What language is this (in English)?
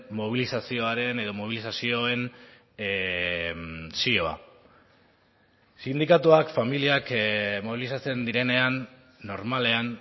Basque